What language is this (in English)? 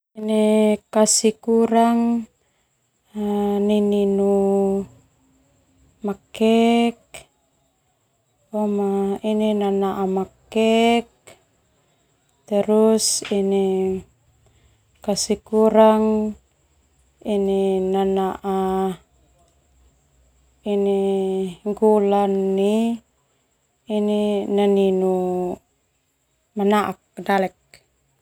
Termanu